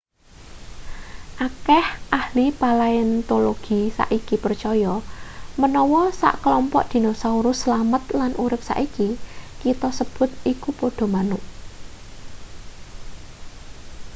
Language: Javanese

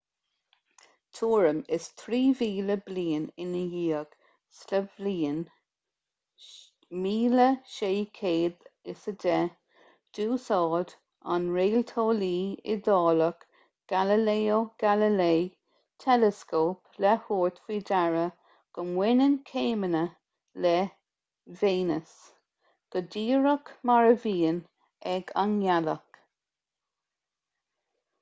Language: Irish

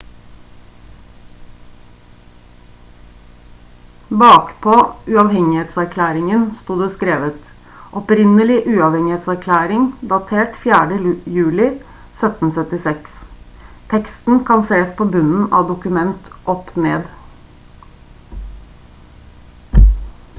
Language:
Norwegian Bokmål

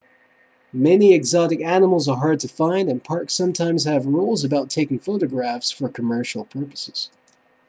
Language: English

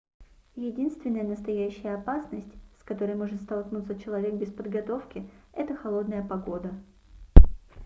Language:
Russian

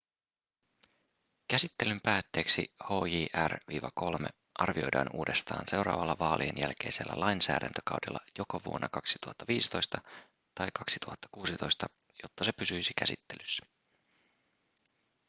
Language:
Finnish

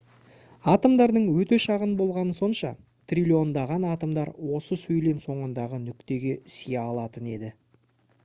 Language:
Kazakh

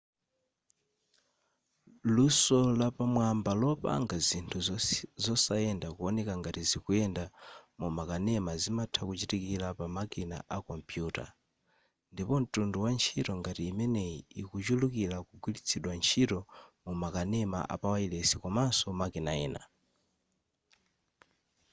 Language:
Nyanja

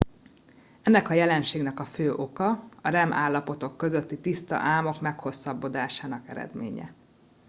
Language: Hungarian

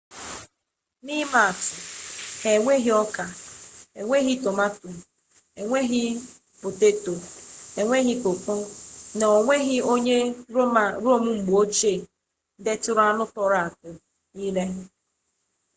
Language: Igbo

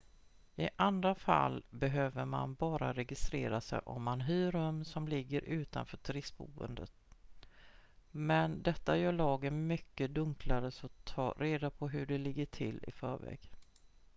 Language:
Swedish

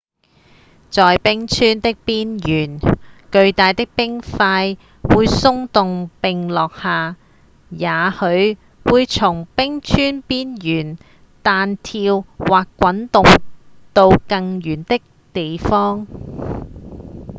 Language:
Cantonese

